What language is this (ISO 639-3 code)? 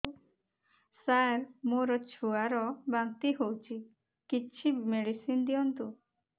ori